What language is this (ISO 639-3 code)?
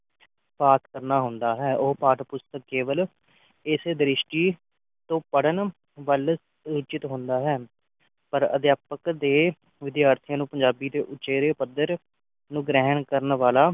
pan